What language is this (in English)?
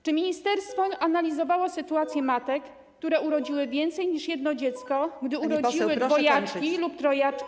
Polish